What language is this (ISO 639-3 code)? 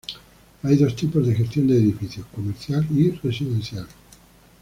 spa